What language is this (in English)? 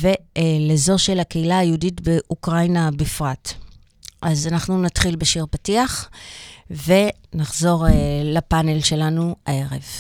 Hebrew